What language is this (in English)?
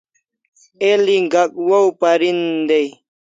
Kalasha